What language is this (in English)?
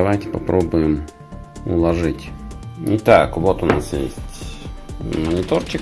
Russian